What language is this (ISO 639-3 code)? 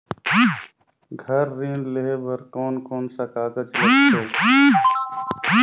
hne